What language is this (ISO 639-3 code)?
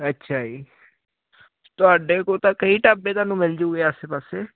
pan